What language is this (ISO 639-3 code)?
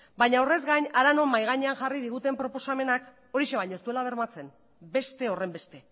eus